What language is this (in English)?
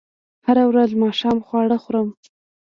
Pashto